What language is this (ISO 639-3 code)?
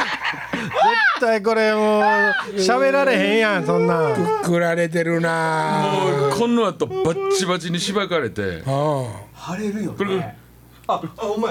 jpn